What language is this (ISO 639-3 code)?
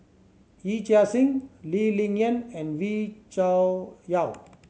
eng